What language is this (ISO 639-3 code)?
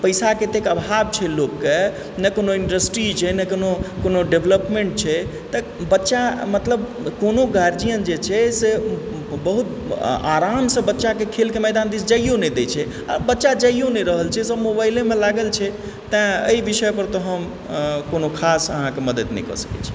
mai